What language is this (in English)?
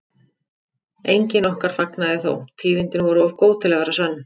Icelandic